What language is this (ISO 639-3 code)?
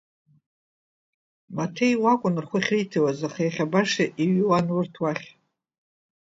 abk